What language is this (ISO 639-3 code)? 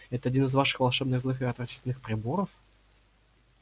rus